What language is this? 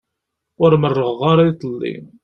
Kabyle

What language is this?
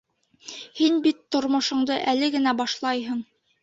Bashkir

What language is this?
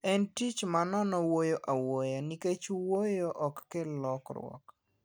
Luo (Kenya and Tanzania)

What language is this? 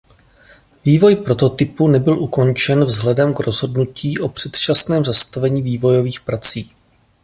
Czech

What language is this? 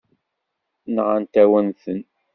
Kabyle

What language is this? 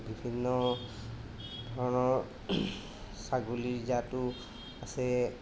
Assamese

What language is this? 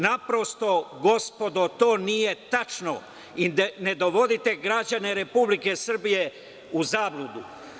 Serbian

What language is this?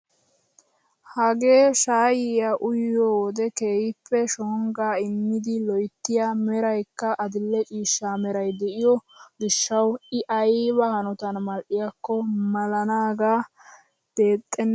Wolaytta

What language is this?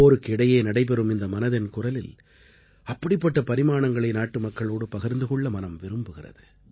Tamil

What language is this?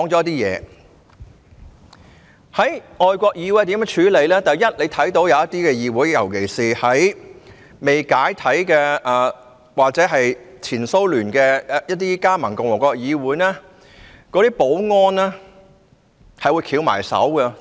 Cantonese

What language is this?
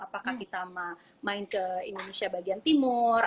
Indonesian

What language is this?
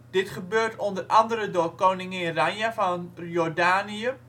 Dutch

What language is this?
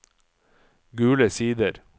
Norwegian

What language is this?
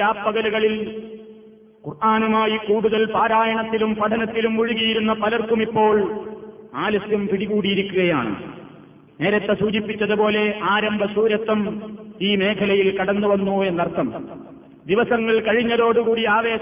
Malayalam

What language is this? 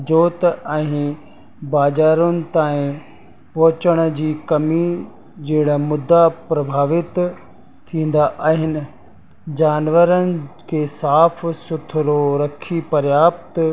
Sindhi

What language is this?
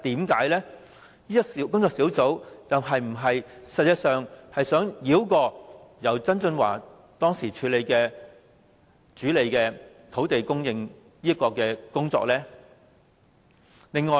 Cantonese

